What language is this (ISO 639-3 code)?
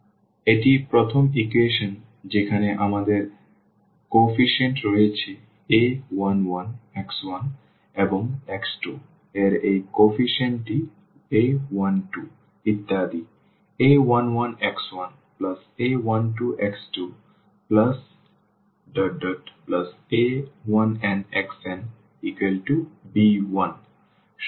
ben